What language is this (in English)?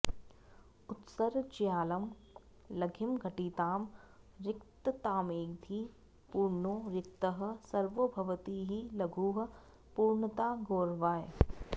Sanskrit